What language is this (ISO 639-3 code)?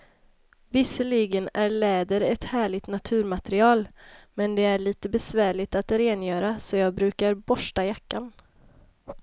swe